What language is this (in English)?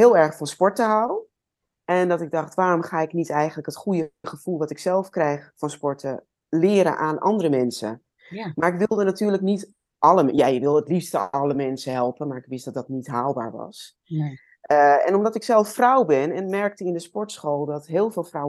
Dutch